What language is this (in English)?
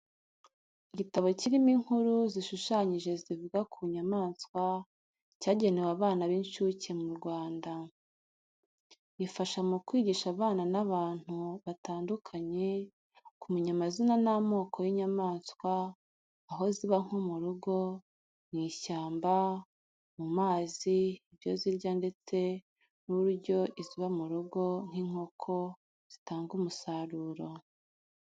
Kinyarwanda